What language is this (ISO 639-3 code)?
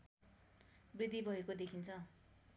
nep